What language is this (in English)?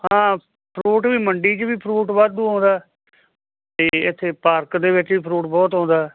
Punjabi